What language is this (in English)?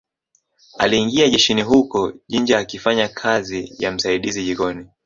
Swahili